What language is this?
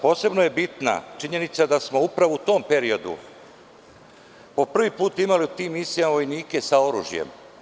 Serbian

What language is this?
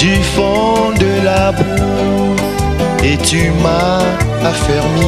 French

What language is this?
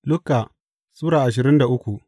Hausa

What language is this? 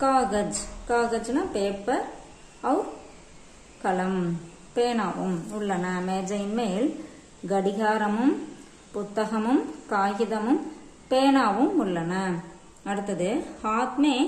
Tamil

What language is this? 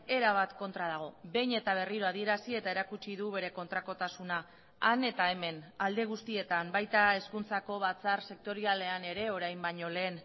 Basque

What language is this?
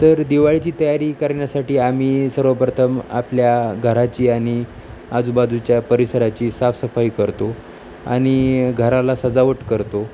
Marathi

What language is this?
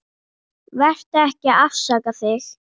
Icelandic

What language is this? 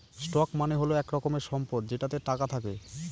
Bangla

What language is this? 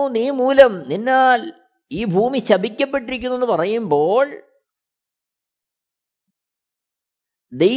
Malayalam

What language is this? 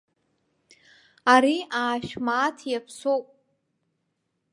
Abkhazian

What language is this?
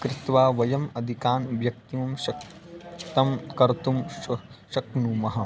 Sanskrit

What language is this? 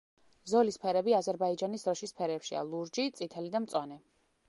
Georgian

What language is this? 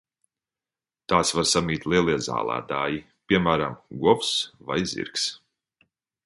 Latvian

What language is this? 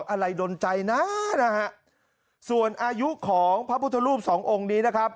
Thai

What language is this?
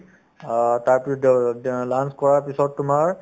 Assamese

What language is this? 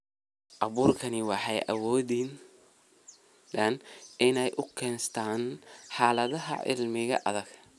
Somali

